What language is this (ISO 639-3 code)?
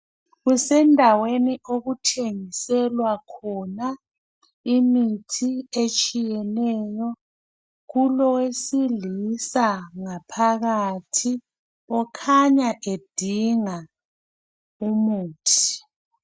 nde